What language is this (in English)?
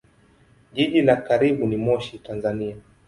Swahili